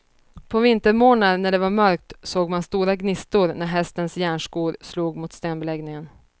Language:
Swedish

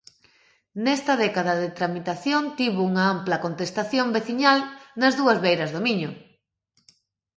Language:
Galician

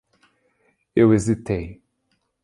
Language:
Portuguese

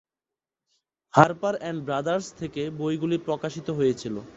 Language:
Bangla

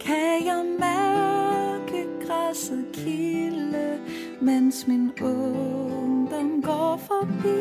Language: Danish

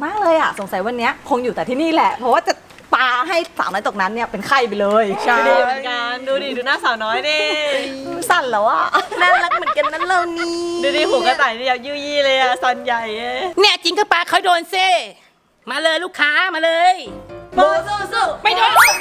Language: Thai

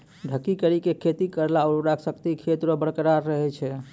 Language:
Maithili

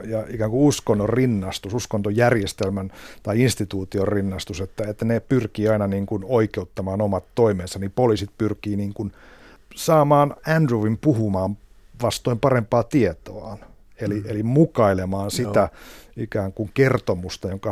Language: Finnish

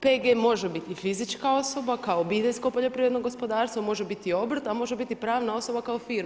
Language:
Croatian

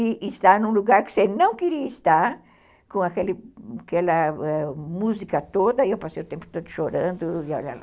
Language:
Portuguese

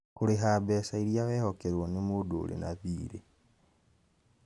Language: Kikuyu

